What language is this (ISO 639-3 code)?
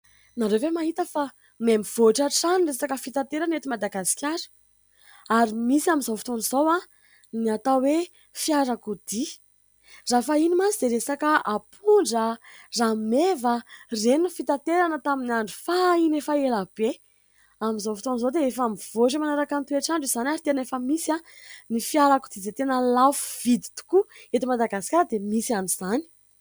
mlg